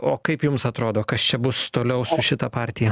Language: Lithuanian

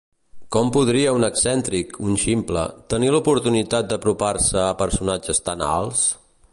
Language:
Catalan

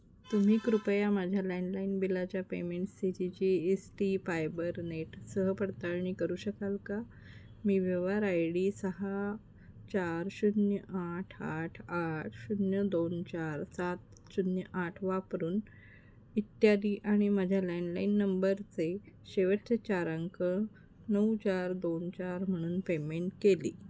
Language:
Marathi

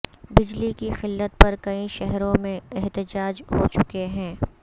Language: Urdu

